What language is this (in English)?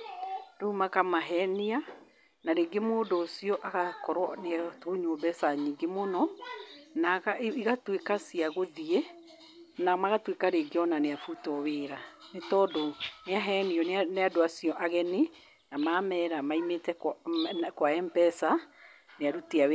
Kikuyu